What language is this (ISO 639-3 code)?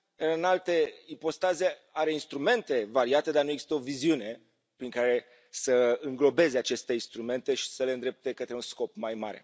ron